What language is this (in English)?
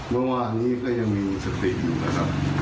Thai